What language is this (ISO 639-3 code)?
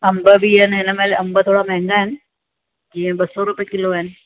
snd